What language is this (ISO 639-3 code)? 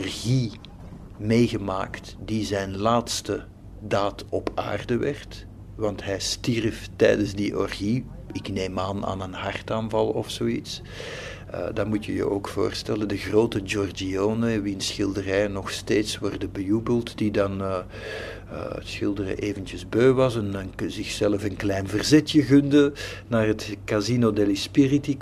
nld